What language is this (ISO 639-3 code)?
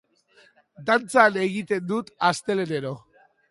eus